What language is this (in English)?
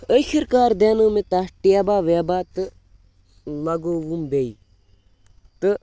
Kashmiri